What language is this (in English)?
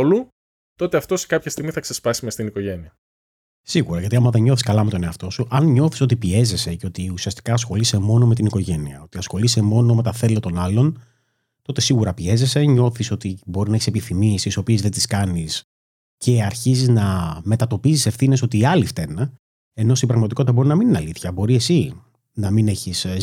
Greek